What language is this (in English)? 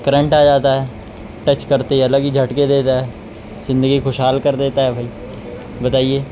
Urdu